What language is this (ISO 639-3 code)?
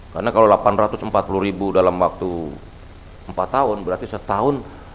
ind